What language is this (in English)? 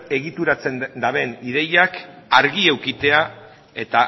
Basque